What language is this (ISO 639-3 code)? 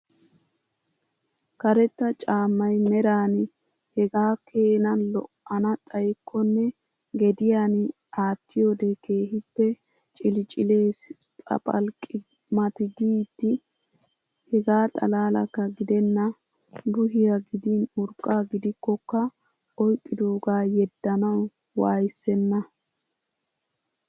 wal